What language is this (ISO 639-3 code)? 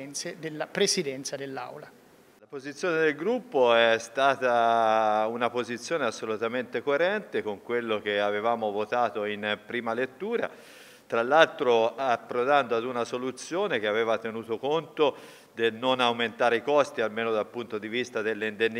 ita